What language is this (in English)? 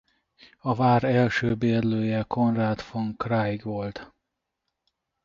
Hungarian